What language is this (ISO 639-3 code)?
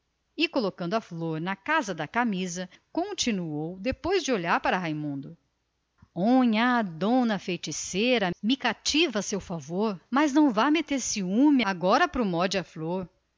por